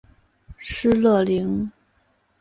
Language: Chinese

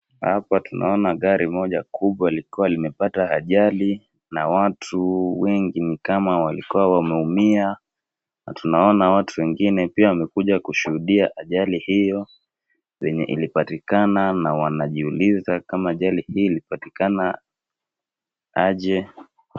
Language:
Swahili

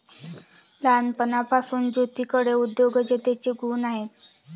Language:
Marathi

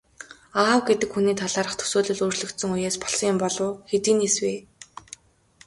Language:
Mongolian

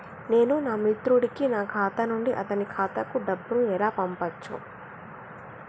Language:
Telugu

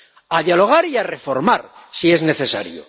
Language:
Spanish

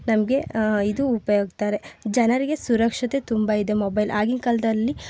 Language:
Kannada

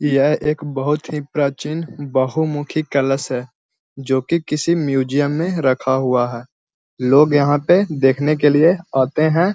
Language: Magahi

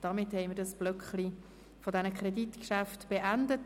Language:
Swiss German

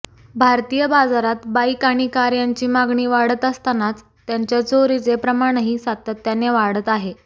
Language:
Marathi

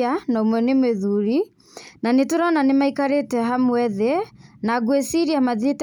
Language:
Kikuyu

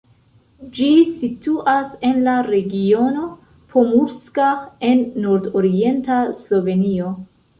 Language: Esperanto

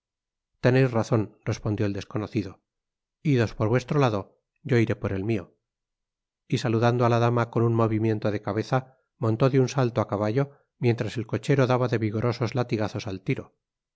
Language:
Spanish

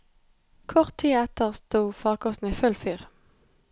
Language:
Norwegian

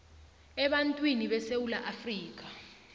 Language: South Ndebele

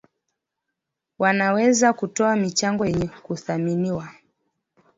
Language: Swahili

